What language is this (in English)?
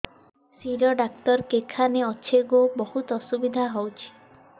Odia